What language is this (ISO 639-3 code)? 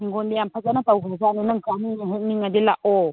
mni